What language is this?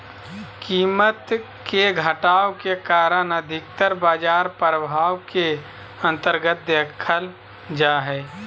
Magahi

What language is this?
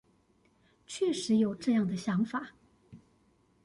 Chinese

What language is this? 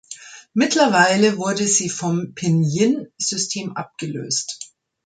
German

